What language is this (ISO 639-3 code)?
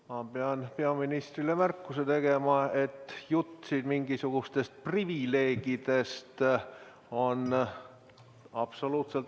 est